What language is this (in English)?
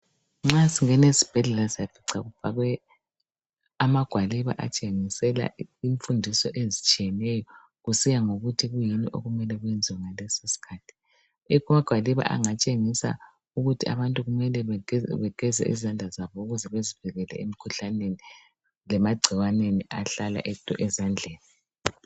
North Ndebele